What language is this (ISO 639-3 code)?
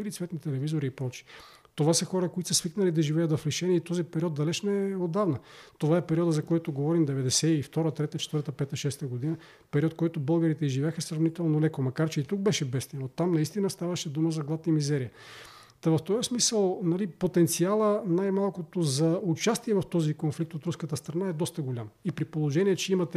bul